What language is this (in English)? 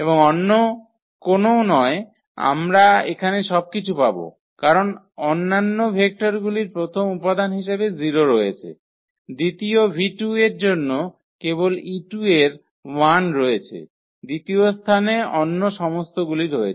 Bangla